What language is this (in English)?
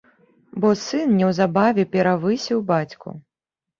Belarusian